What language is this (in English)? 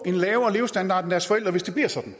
Danish